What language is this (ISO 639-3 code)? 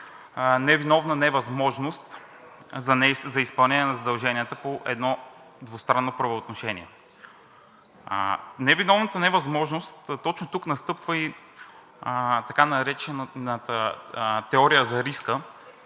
bul